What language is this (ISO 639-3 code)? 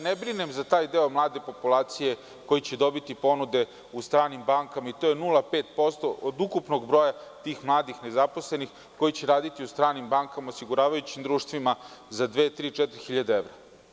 srp